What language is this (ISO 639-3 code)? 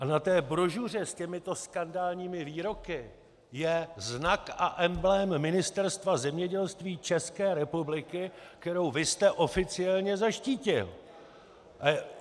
ces